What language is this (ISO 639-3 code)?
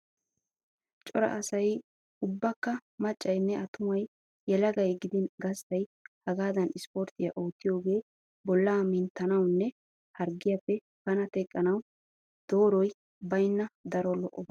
wal